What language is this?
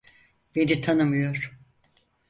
Turkish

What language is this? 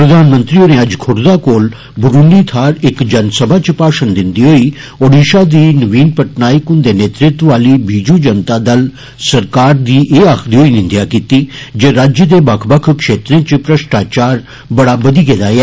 Dogri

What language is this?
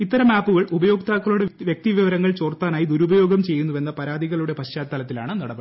Malayalam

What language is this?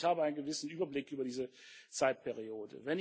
German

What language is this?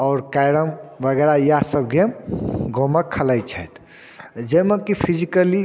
Maithili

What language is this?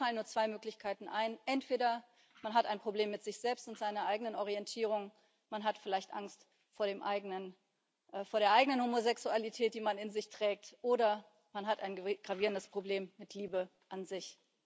German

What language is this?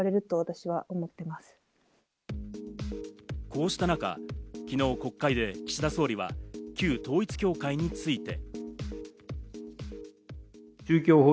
Japanese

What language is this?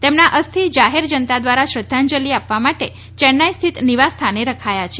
Gujarati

